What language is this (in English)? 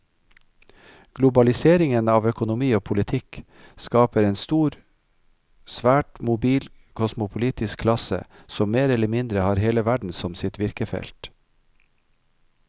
Norwegian